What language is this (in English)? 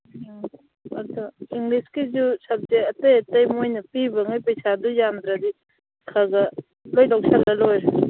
Manipuri